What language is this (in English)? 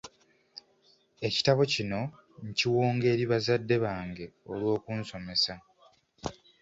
Ganda